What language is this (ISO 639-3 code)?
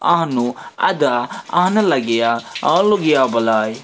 kas